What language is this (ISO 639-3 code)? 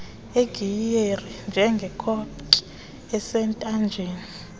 xho